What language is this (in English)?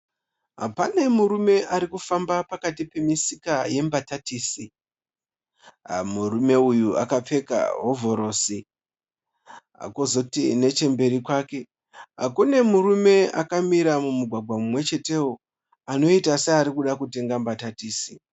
Shona